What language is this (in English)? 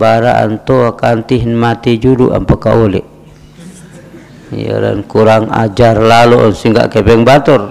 Malay